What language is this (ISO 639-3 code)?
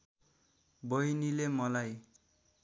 nep